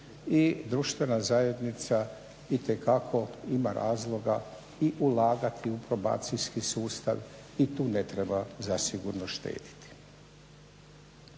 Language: Croatian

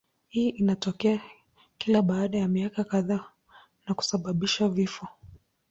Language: Swahili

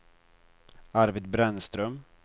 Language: Swedish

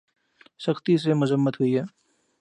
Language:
Urdu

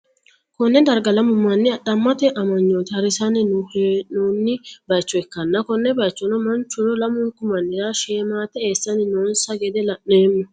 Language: Sidamo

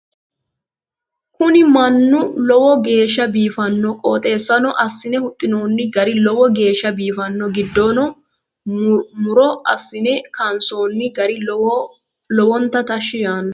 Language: Sidamo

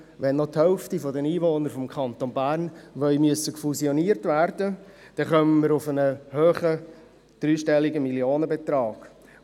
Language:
Swiss German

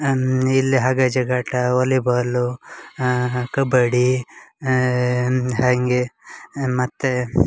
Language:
Kannada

